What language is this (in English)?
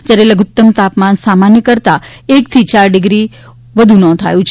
Gujarati